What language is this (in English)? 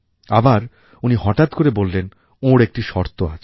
Bangla